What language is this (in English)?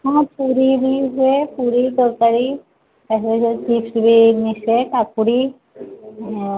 Odia